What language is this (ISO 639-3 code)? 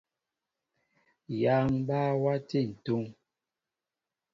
mbo